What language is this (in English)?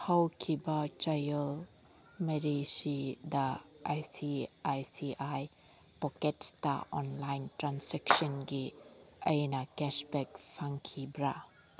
Manipuri